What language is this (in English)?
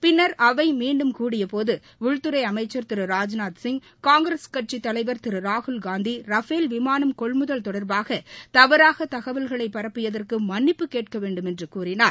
Tamil